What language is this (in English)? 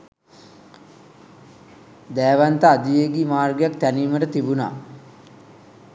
Sinhala